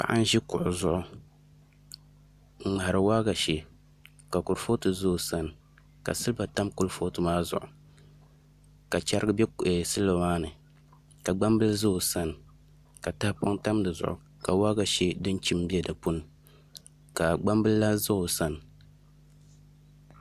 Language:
Dagbani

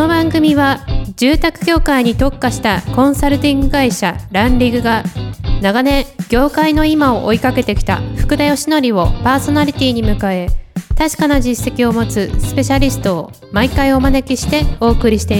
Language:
Japanese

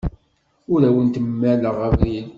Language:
Kabyle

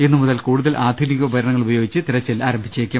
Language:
Malayalam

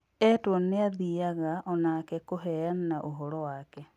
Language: Kikuyu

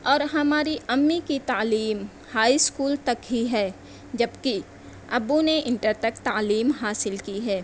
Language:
Urdu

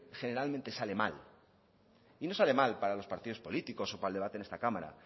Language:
Spanish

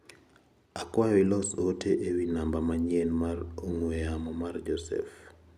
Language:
Luo (Kenya and Tanzania)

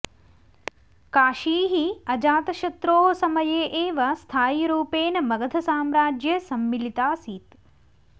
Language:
Sanskrit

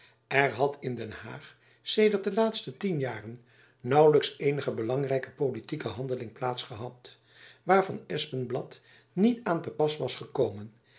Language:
Dutch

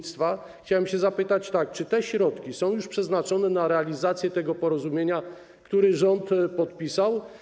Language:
Polish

